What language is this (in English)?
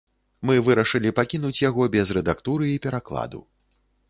Belarusian